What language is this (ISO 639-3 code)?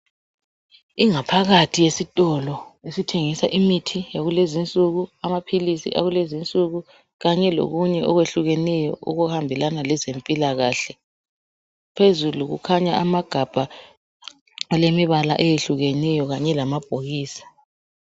nde